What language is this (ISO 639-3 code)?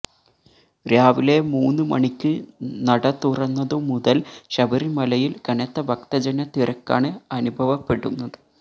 mal